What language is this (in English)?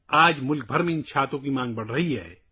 Urdu